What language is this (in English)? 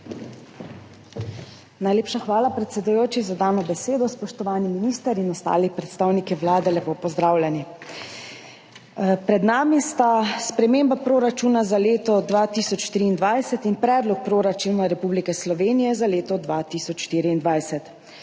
Slovenian